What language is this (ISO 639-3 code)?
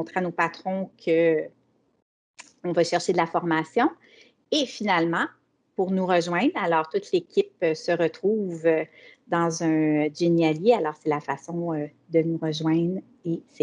fra